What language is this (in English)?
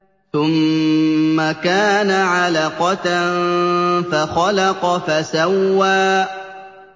Arabic